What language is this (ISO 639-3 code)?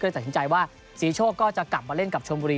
tha